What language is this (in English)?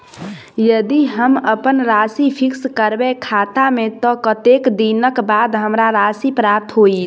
Maithili